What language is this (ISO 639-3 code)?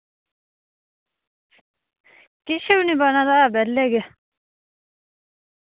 doi